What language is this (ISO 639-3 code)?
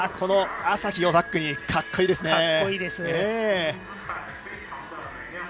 jpn